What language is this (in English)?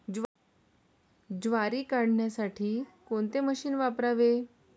Marathi